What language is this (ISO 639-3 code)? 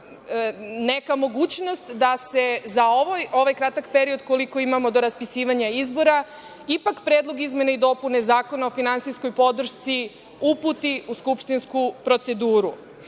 srp